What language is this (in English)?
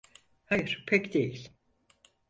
Turkish